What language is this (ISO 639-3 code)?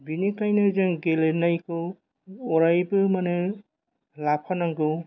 brx